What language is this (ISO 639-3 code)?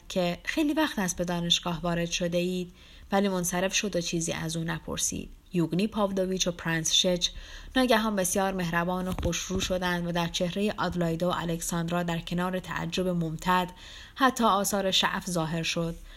fas